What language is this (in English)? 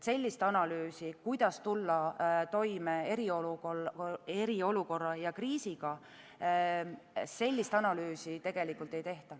Estonian